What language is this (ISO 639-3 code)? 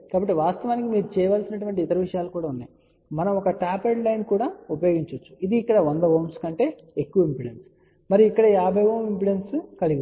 tel